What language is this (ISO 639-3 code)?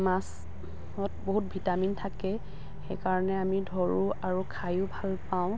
asm